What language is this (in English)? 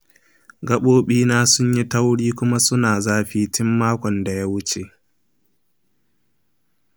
Hausa